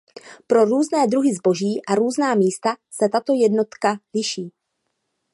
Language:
Czech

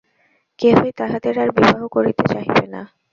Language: Bangla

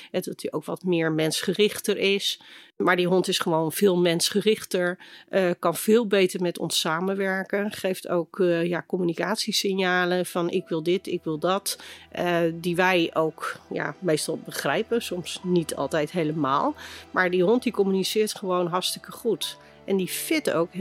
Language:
Dutch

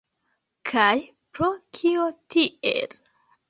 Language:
Esperanto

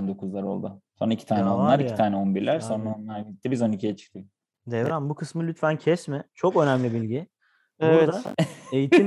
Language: Turkish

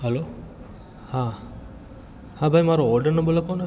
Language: Gujarati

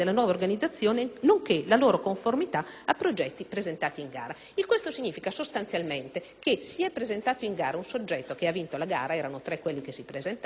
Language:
Italian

